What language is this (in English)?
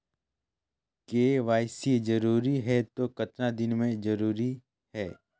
Chhattisgarhi